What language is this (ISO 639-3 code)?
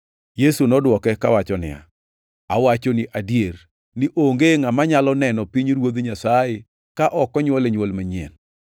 luo